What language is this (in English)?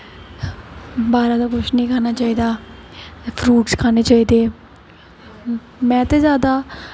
Dogri